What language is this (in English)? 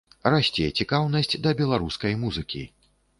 Belarusian